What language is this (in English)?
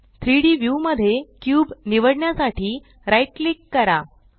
Marathi